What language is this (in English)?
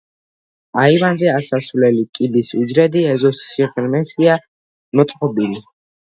Georgian